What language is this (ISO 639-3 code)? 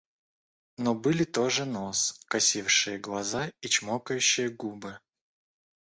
rus